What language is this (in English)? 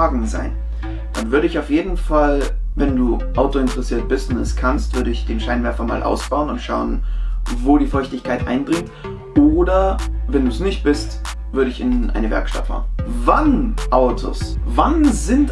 German